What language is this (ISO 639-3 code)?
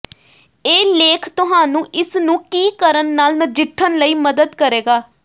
pan